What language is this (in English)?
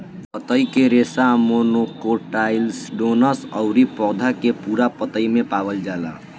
Bhojpuri